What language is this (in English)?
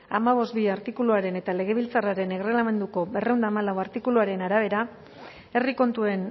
Basque